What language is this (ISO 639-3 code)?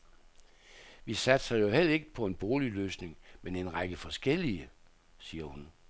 dan